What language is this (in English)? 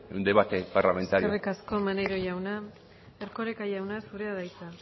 Basque